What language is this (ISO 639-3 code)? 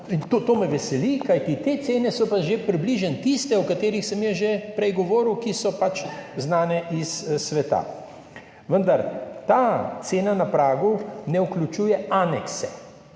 slv